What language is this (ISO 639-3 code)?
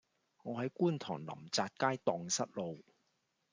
yue